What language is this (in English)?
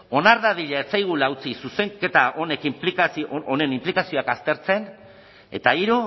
Basque